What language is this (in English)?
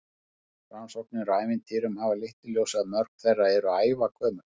Icelandic